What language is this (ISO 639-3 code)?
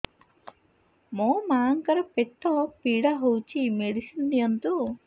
ori